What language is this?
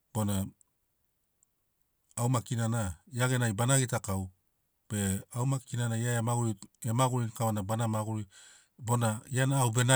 Sinaugoro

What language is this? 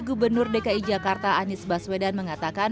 Indonesian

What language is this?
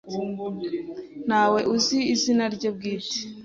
Kinyarwanda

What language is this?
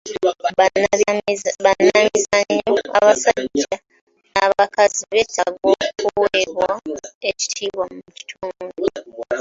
Ganda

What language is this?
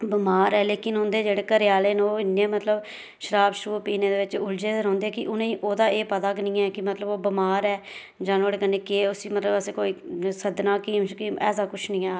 Dogri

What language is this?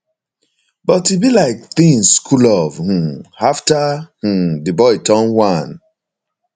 Nigerian Pidgin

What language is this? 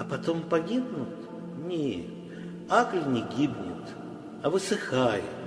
Russian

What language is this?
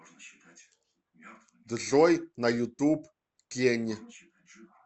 Russian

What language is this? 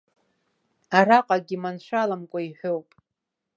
Abkhazian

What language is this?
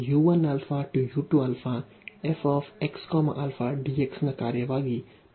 Kannada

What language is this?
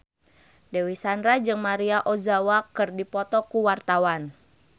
Sundanese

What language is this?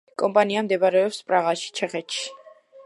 Georgian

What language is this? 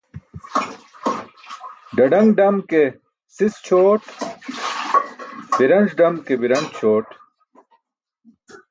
Burushaski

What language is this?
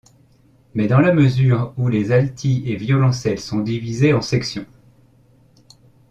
French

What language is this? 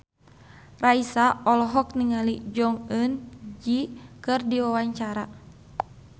Sundanese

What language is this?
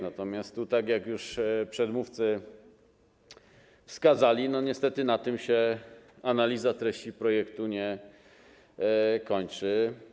Polish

